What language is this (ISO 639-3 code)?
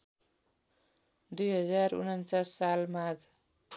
nep